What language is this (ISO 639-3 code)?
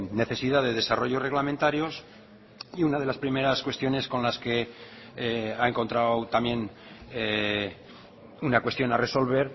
spa